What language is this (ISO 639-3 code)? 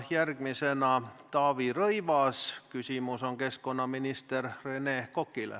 est